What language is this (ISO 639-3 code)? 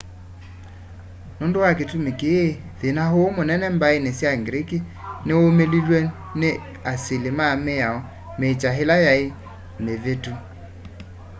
kam